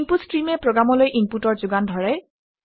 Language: Assamese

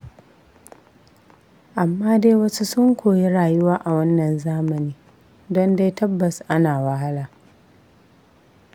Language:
Hausa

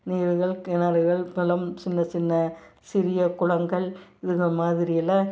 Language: Tamil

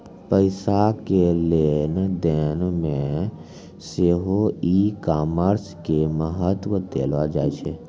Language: Maithili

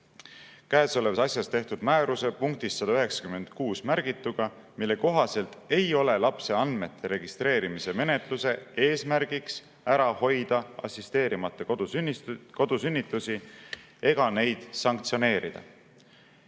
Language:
Estonian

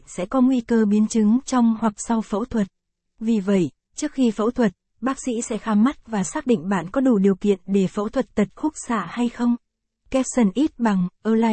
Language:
Vietnamese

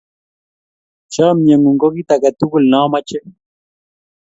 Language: Kalenjin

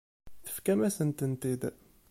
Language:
Kabyle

